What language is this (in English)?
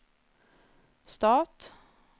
Norwegian